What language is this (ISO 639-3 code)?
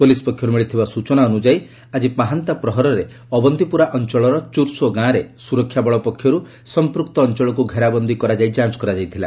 ori